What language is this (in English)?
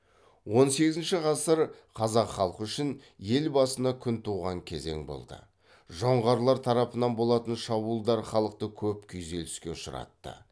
Kazakh